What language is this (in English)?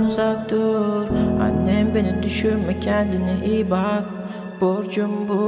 Turkish